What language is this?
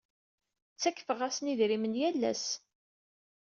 Kabyle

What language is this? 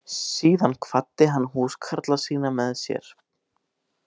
Icelandic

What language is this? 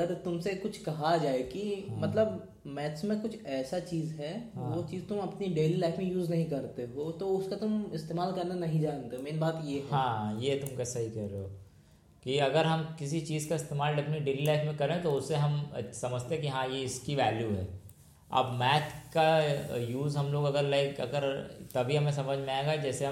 Hindi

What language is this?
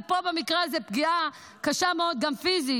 Hebrew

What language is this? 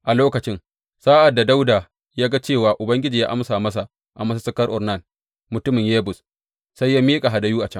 Hausa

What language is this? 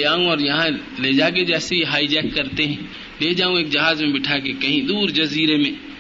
Urdu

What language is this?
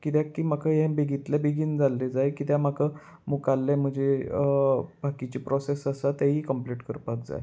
Konkani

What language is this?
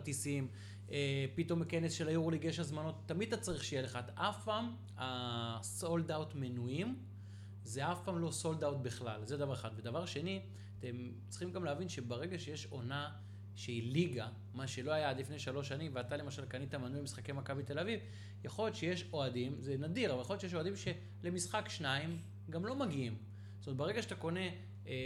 Hebrew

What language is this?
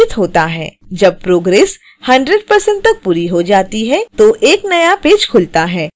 Hindi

